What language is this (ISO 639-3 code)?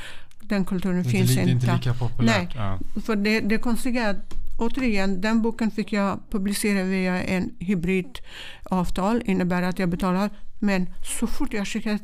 swe